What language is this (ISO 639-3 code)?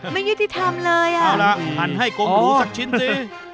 tha